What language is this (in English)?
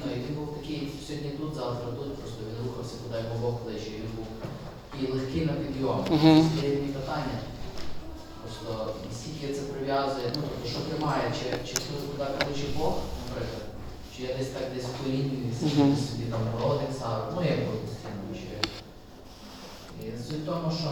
Ukrainian